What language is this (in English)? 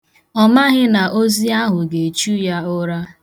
Igbo